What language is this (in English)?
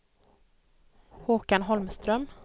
Swedish